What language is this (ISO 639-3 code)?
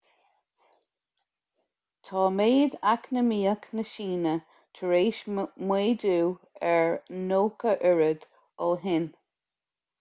gle